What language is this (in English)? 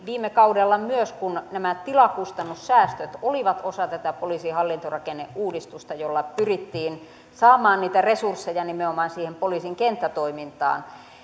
Finnish